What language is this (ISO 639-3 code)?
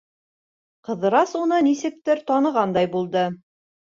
bak